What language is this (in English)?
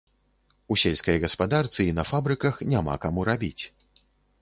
Belarusian